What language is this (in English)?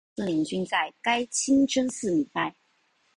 Chinese